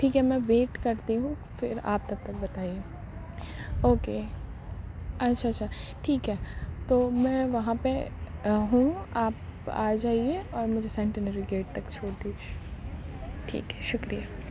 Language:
Urdu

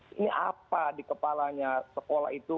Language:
Indonesian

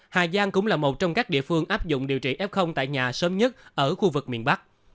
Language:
Vietnamese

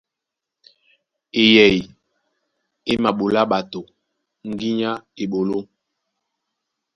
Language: Duala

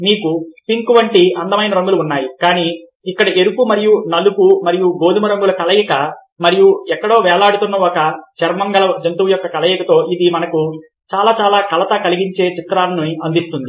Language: Telugu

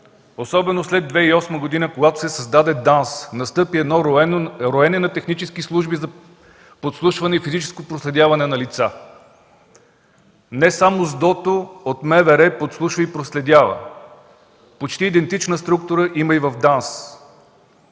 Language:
Bulgarian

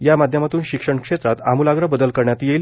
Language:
Marathi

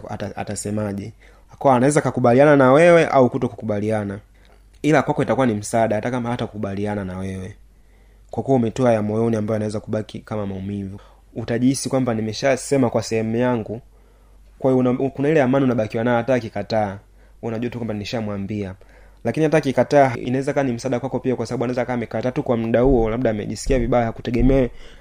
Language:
Swahili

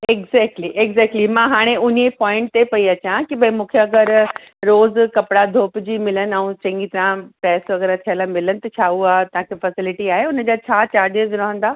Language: Sindhi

